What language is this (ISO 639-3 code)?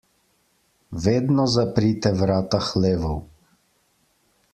slv